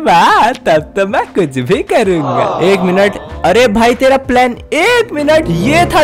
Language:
Hindi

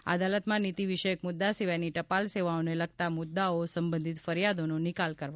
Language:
Gujarati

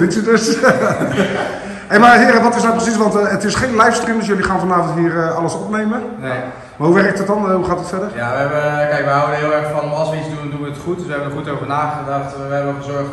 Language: Dutch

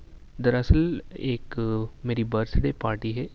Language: Urdu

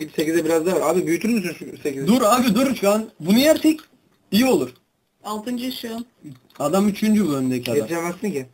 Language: Turkish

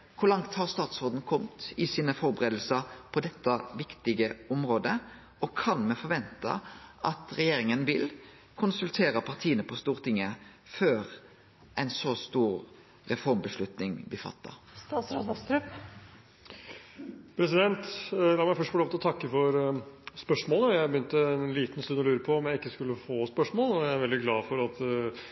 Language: Norwegian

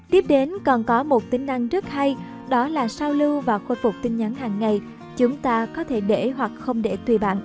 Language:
Vietnamese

